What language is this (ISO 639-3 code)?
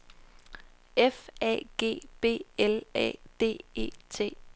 dan